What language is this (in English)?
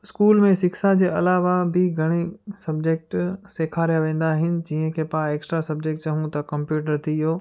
Sindhi